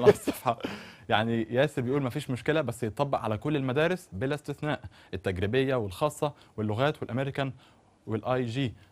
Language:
Arabic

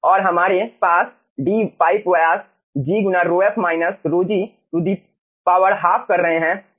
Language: Hindi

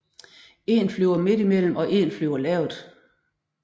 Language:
Danish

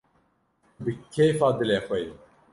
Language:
Kurdish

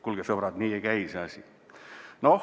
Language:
Estonian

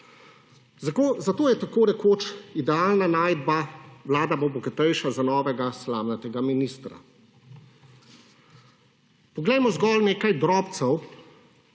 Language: Slovenian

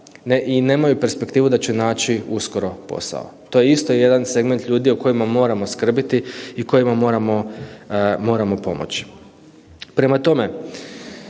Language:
Croatian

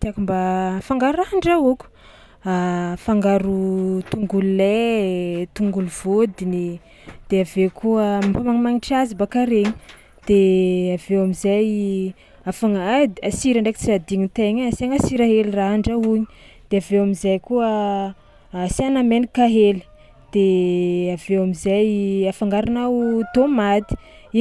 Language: Tsimihety Malagasy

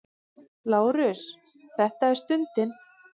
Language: Icelandic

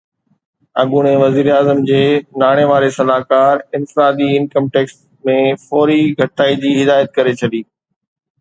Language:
Sindhi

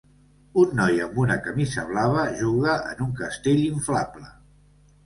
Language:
Catalan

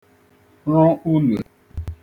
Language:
Igbo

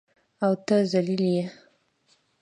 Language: Pashto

